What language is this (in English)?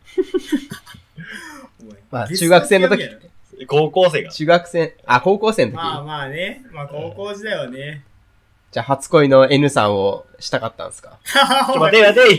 Japanese